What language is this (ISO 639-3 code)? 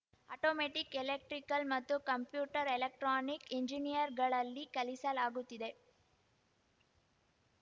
kan